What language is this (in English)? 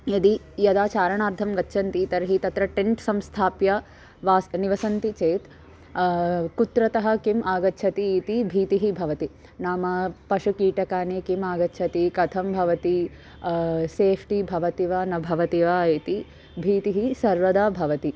Sanskrit